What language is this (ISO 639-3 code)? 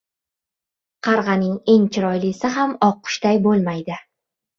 uzb